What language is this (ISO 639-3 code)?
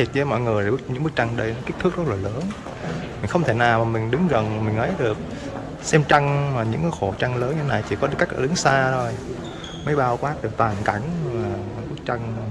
vie